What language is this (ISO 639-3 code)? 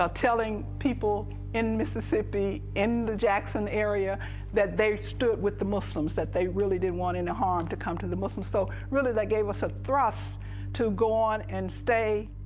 eng